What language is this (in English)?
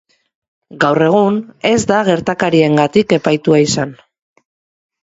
Basque